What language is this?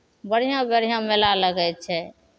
Maithili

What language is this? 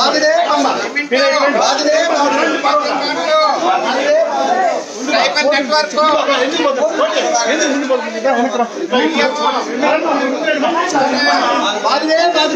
Korean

